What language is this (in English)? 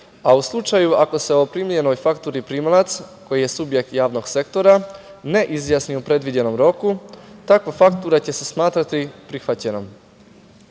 Serbian